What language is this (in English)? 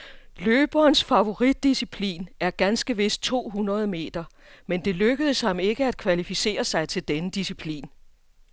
Danish